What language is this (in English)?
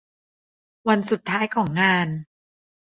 Thai